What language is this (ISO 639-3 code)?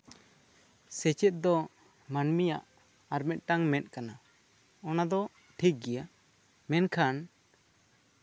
sat